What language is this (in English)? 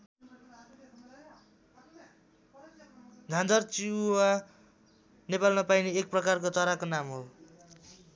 Nepali